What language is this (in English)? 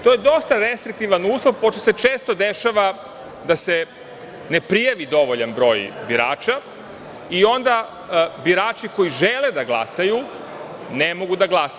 Serbian